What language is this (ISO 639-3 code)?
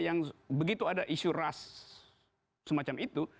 ind